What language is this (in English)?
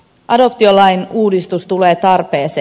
Finnish